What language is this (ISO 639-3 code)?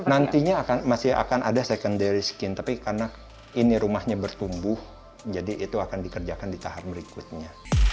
ind